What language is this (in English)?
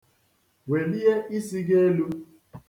Igbo